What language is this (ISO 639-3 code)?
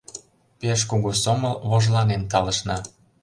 chm